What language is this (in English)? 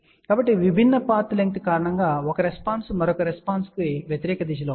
Telugu